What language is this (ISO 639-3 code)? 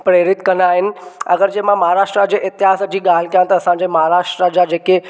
snd